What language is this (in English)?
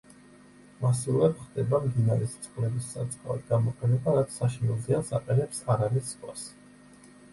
Georgian